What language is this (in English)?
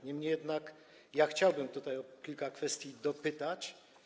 Polish